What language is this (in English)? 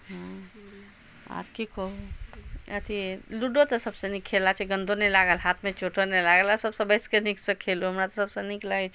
Maithili